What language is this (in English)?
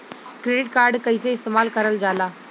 Bhojpuri